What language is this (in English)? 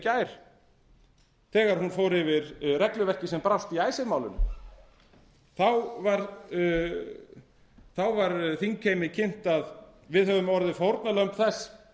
Icelandic